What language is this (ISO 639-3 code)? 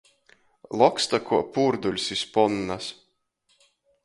ltg